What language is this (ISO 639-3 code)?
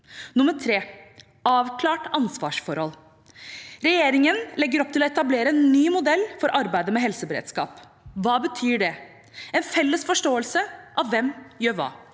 nor